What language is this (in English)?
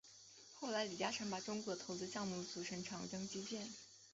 Chinese